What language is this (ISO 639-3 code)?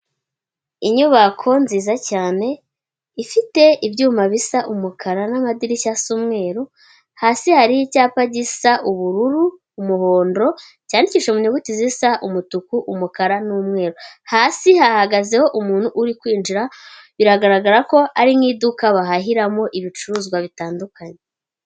kin